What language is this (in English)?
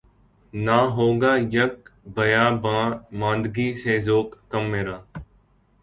Urdu